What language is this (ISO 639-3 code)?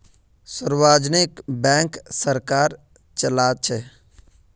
mag